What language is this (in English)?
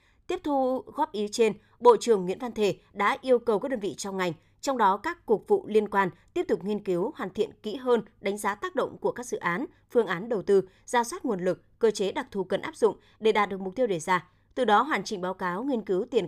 Vietnamese